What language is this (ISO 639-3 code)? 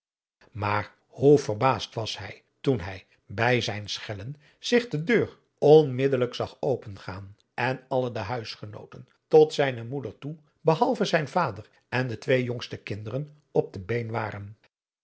nld